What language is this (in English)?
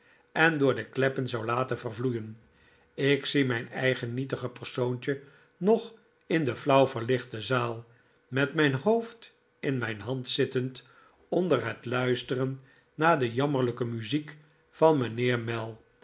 Dutch